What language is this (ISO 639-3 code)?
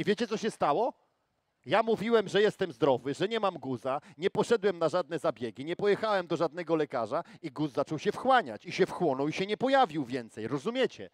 pol